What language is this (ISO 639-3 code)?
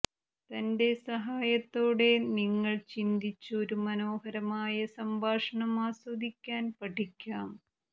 mal